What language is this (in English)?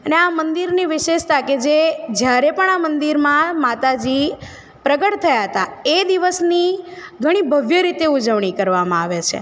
Gujarati